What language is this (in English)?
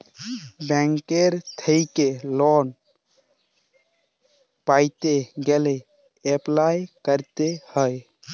Bangla